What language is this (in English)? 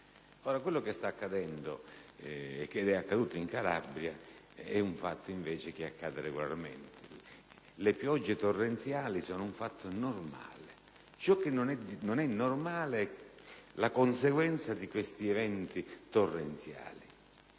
Italian